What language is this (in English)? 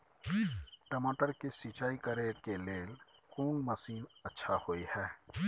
Maithili